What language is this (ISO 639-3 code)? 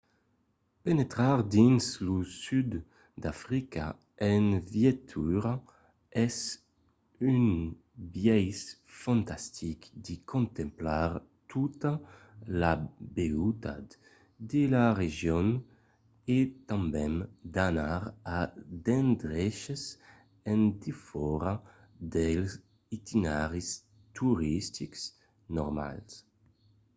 oci